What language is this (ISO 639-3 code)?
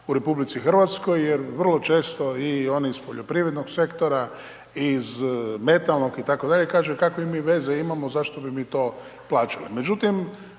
hrv